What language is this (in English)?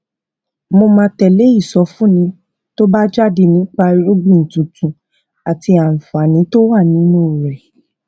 Yoruba